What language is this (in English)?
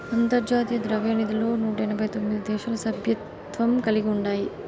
Telugu